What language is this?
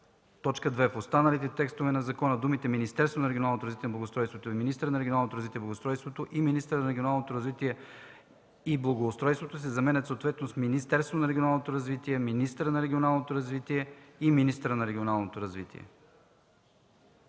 Bulgarian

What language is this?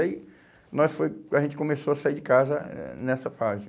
Portuguese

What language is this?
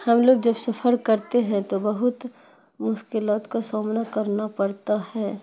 Urdu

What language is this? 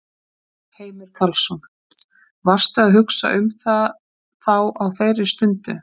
Icelandic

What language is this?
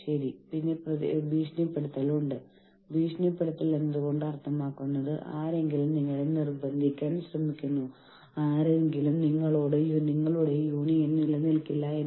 Malayalam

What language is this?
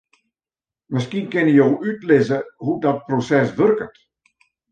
Western Frisian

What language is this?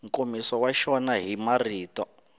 Tsonga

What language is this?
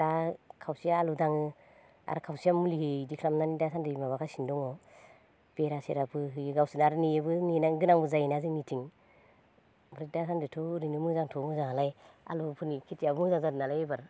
Bodo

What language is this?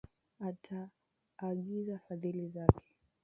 Swahili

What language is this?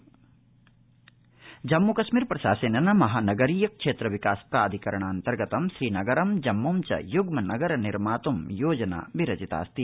Sanskrit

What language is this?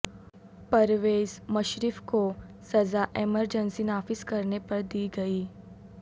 Urdu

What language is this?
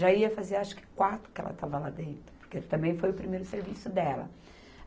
Portuguese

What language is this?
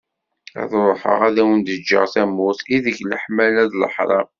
Kabyle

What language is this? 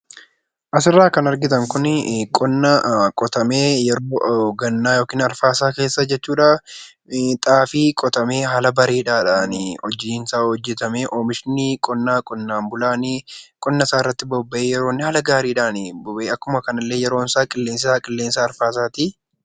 Oromo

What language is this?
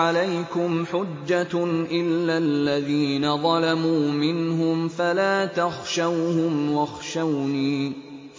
Arabic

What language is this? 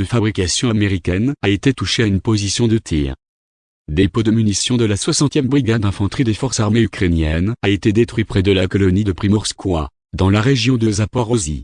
French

